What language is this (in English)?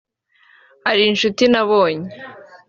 Kinyarwanda